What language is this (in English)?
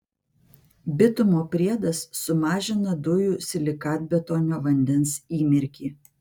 Lithuanian